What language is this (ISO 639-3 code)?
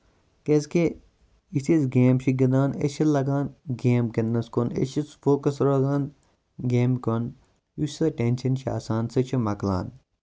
kas